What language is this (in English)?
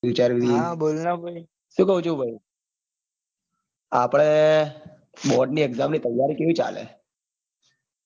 Gujarati